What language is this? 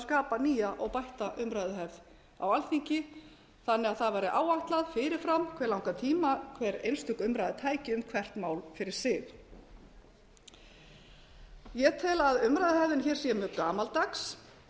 Icelandic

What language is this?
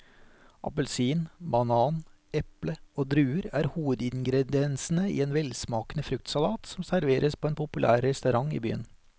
Norwegian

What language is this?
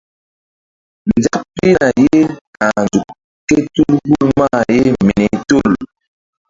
Mbum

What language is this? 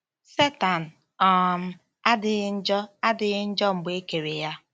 Igbo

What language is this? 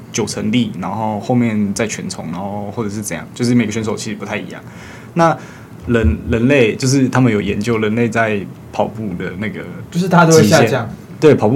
Chinese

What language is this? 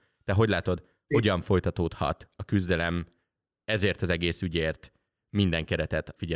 Hungarian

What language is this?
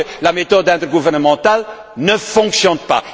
French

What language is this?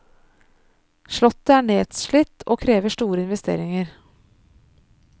Norwegian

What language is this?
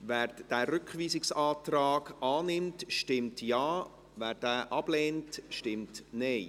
Swiss German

